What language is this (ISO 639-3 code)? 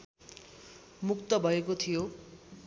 nep